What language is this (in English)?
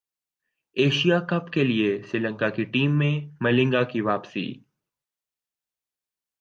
Urdu